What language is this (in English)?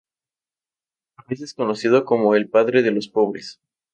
Spanish